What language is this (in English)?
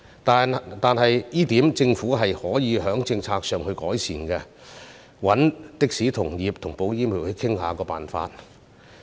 Cantonese